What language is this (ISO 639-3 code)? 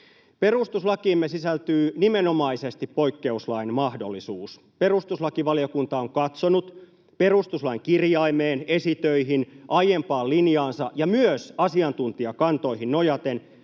fin